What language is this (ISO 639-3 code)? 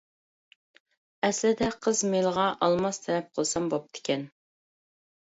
uig